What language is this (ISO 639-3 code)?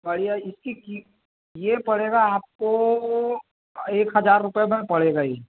hin